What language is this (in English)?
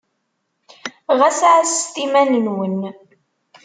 Kabyle